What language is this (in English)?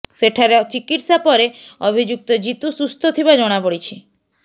Odia